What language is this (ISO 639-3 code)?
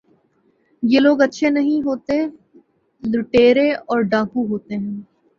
urd